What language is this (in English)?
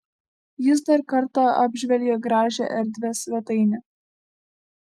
Lithuanian